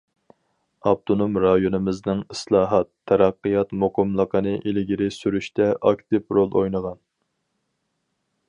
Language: Uyghur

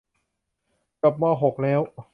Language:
Thai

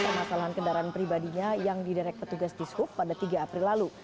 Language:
Indonesian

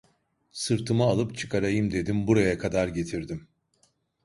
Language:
Turkish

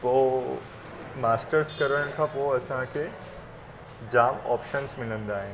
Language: Sindhi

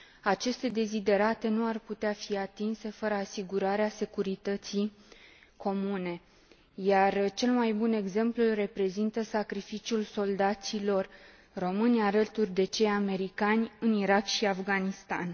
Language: Romanian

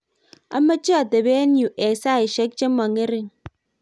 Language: Kalenjin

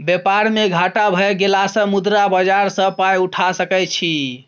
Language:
Maithili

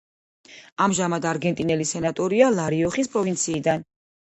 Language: Georgian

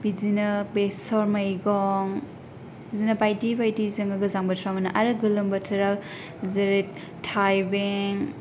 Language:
Bodo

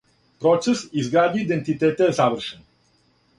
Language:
Serbian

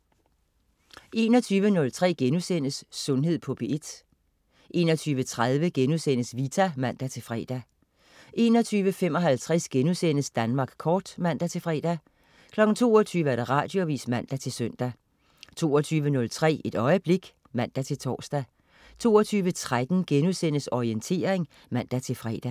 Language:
Danish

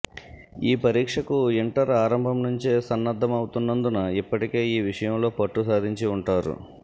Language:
Telugu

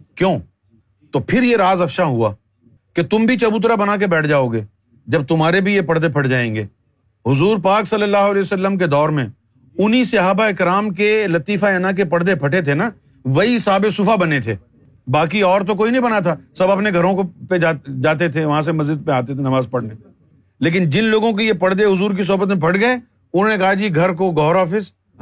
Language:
Urdu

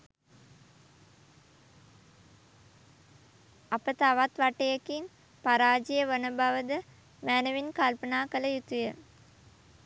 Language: Sinhala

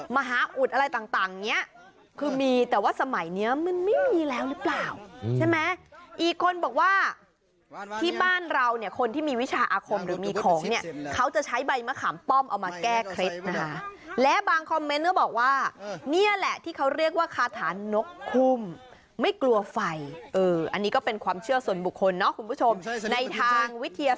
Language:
Thai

